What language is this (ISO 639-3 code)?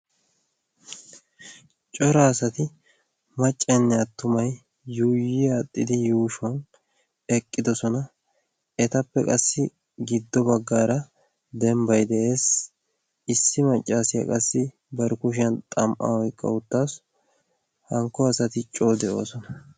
wal